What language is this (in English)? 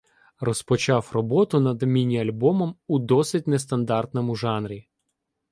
Ukrainian